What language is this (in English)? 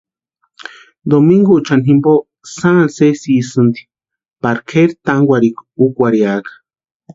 Western Highland Purepecha